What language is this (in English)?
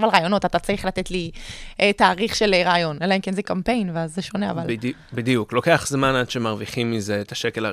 Hebrew